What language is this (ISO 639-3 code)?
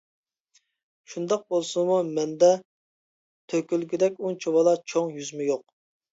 uig